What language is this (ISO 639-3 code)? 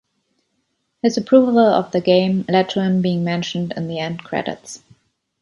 eng